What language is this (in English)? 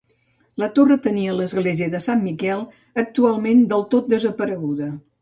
Catalan